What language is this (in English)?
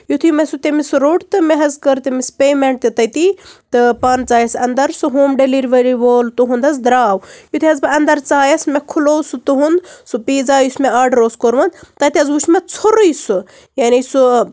Kashmiri